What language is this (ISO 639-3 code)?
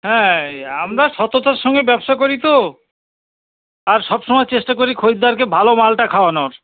ben